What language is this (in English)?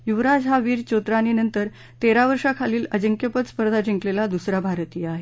Marathi